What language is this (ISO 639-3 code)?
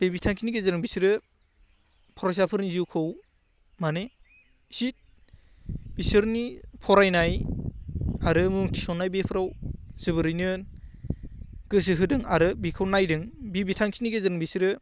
brx